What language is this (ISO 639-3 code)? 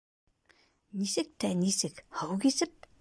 bak